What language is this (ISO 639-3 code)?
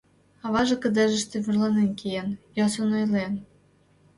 chm